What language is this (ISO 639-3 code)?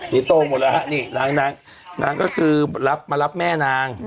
tha